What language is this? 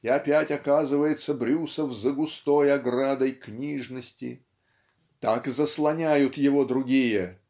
Russian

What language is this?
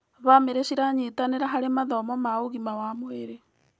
Kikuyu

